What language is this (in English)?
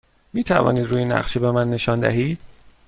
Persian